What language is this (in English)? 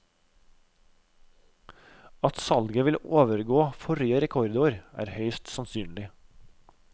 Norwegian